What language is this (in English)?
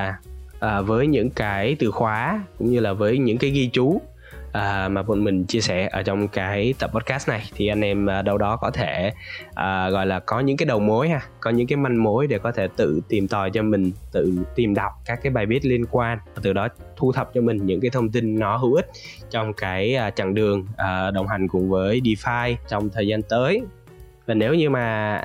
Vietnamese